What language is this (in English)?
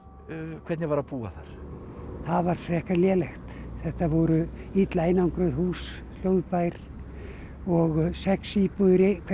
Icelandic